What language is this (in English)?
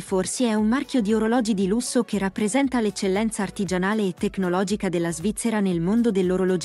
Italian